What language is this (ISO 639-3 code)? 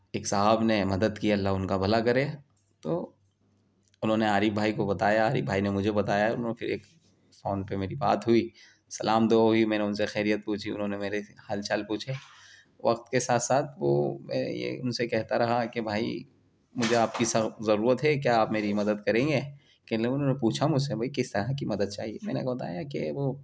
urd